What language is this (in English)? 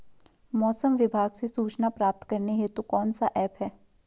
Hindi